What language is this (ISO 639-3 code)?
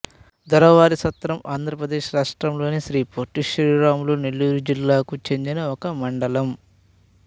tel